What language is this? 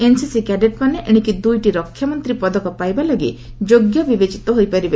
Odia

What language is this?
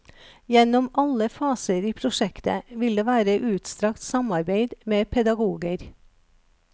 Norwegian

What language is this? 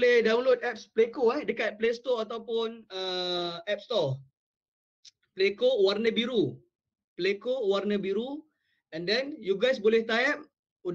Malay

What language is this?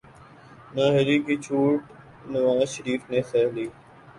Urdu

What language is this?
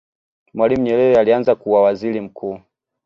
Swahili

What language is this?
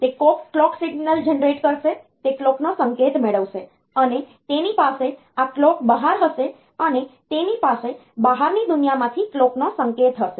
Gujarati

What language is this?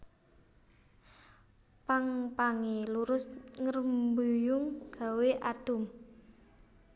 Javanese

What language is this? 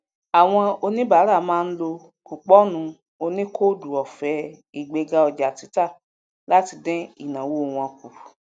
Yoruba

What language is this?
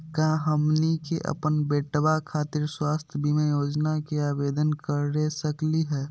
Magahi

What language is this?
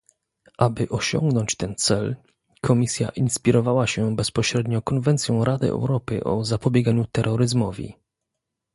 Polish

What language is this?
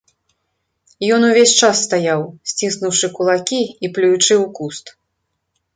Belarusian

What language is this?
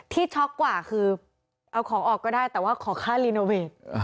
Thai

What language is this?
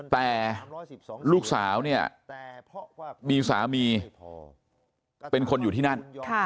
Thai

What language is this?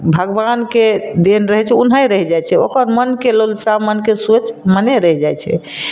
Maithili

